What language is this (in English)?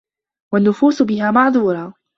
Arabic